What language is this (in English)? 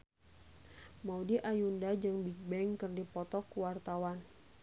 Sundanese